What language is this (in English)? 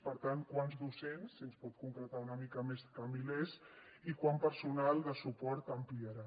Catalan